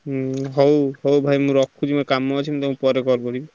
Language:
Odia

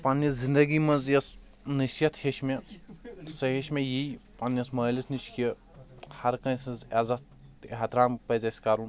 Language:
Kashmiri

